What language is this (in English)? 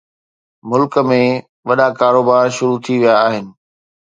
Sindhi